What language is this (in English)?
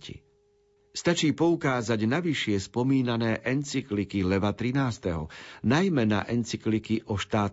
Slovak